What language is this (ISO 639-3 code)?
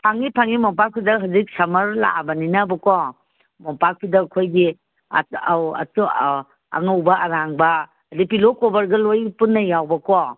mni